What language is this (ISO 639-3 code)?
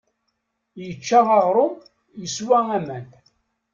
kab